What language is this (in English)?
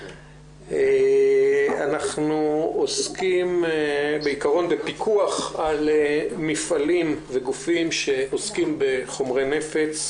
Hebrew